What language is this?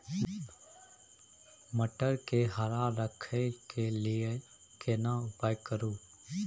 Maithili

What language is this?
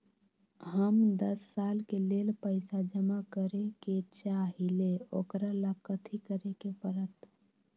Magahi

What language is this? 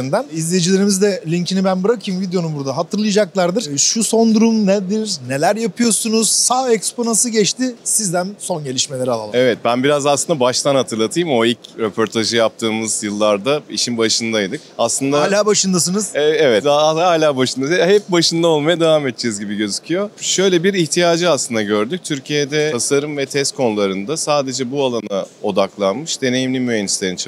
Turkish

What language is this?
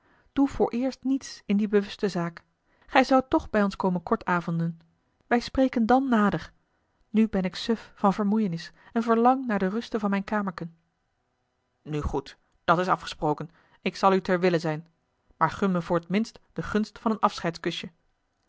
Dutch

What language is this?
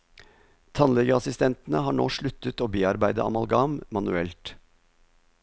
Norwegian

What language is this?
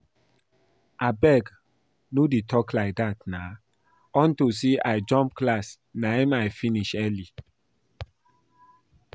Nigerian Pidgin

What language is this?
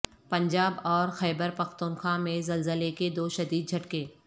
Urdu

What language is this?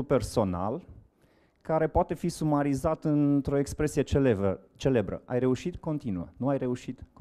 Romanian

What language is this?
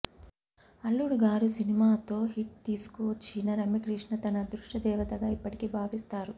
Telugu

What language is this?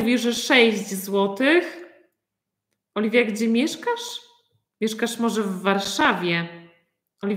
Polish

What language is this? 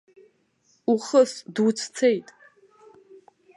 Abkhazian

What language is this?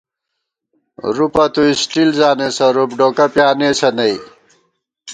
Gawar-Bati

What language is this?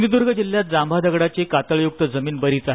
Marathi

